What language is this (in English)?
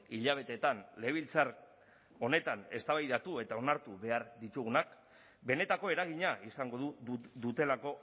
Basque